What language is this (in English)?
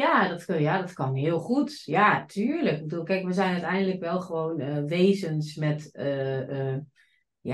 Dutch